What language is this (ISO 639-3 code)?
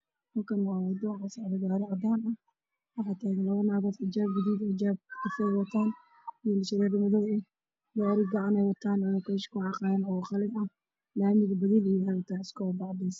som